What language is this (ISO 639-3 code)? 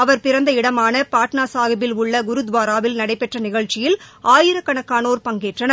tam